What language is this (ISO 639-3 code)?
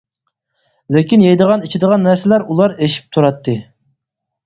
uig